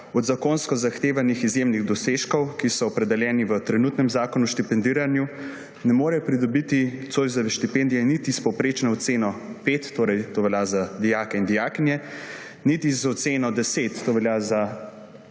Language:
Slovenian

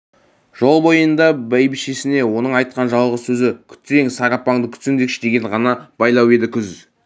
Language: Kazakh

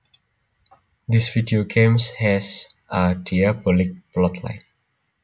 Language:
Javanese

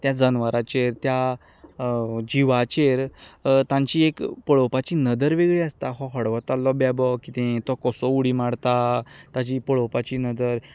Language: Konkani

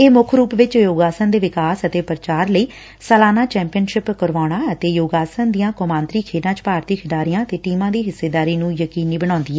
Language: Punjabi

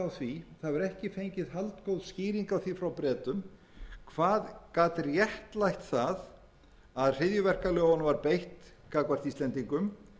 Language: Icelandic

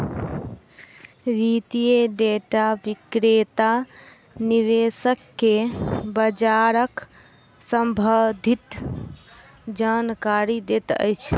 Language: Maithili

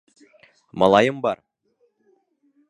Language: Bashkir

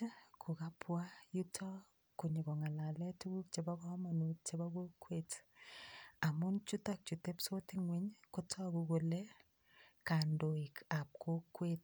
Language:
Kalenjin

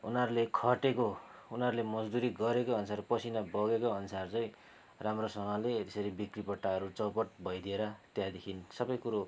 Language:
Nepali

